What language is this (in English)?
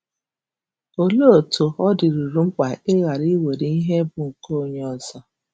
Igbo